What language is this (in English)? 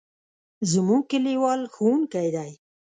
Pashto